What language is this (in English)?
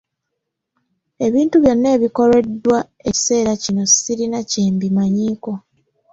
Ganda